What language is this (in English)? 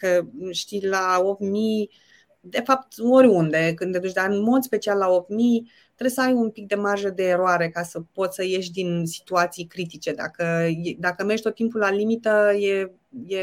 Romanian